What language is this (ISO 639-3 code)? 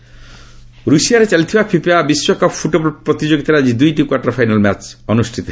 ori